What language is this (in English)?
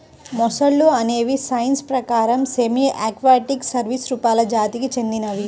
Telugu